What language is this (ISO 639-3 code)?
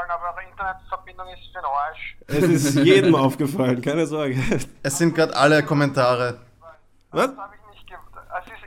deu